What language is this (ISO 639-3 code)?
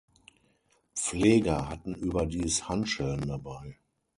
deu